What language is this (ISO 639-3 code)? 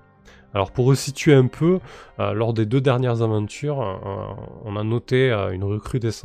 fra